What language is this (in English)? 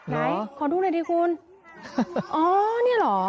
Thai